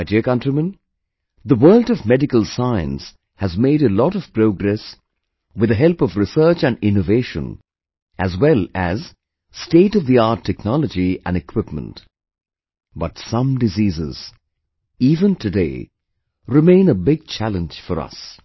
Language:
English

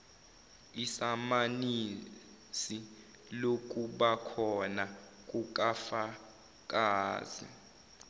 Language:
Zulu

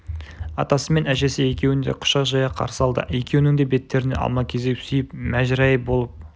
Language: Kazakh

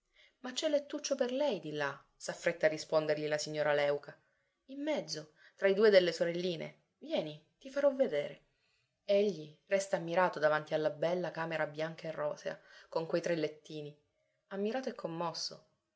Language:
Italian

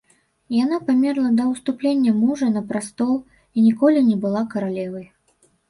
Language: Belarusian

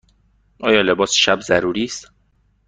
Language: Persian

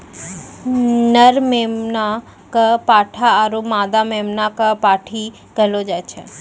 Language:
Maithili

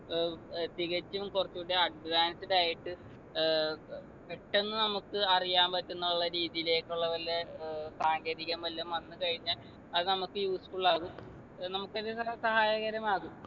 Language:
Malayalam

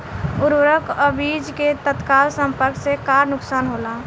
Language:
Bhojpuri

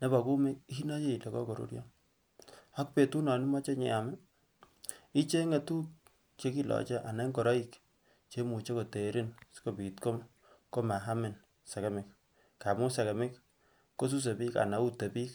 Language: Kalenjin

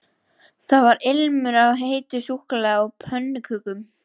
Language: Icelandic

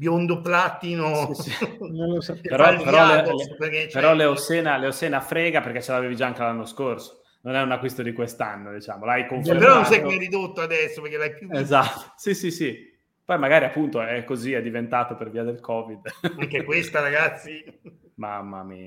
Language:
Italian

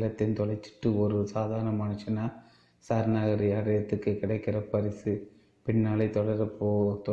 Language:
Tamil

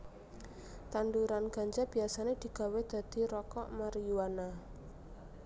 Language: Javanese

